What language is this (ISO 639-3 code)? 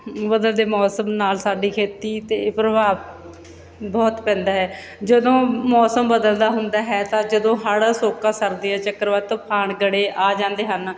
pan